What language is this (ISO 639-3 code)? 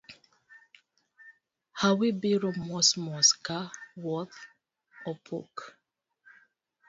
luo